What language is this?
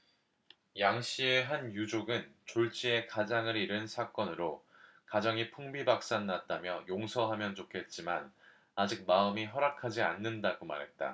Korean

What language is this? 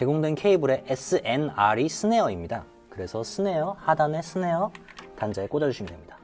Korean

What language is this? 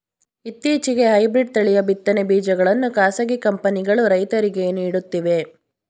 Kannada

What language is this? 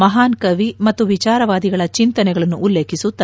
Kannada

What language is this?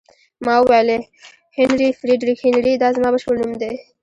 Pashto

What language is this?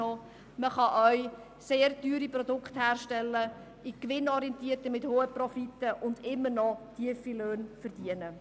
Swiss German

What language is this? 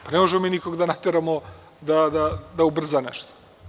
Serbian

